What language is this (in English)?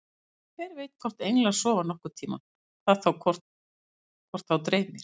Icelandic